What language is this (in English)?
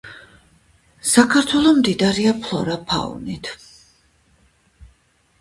Georgian